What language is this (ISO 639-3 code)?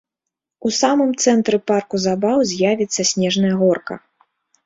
bel